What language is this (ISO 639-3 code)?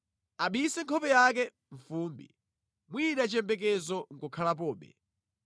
nya